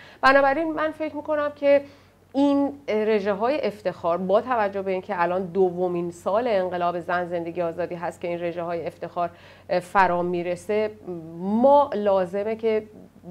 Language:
Persian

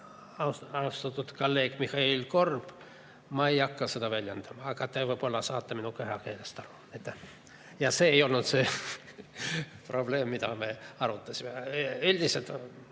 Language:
Estonian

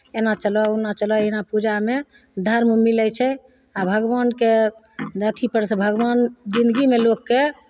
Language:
Maithili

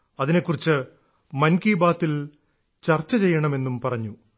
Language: Malayalam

